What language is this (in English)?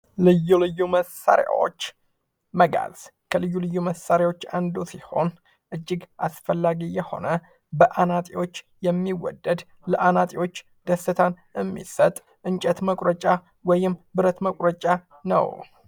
Amharic